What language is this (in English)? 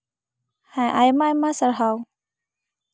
Santali